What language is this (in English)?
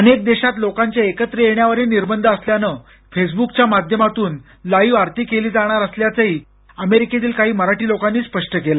Marathi